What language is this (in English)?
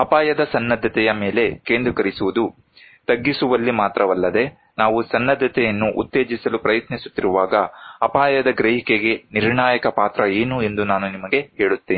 Kannada